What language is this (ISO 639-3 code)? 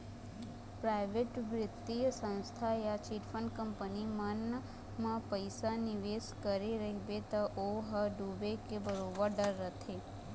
hne